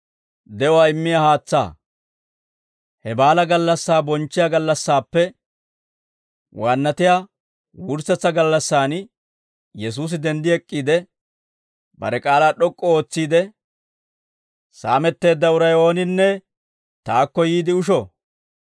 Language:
Dawro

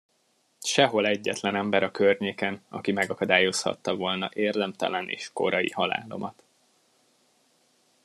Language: Hungarian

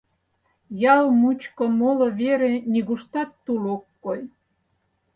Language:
Mari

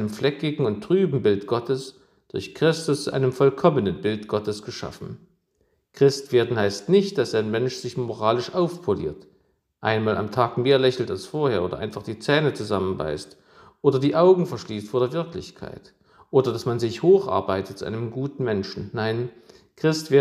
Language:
German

